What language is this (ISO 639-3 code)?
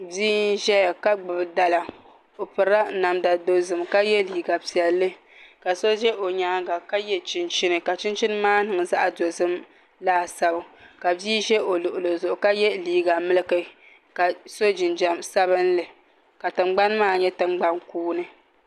dag